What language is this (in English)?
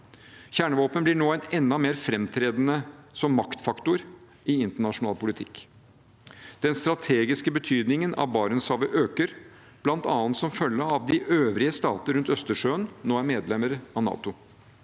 Norwegian